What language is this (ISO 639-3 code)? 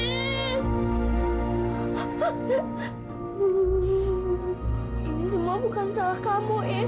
ind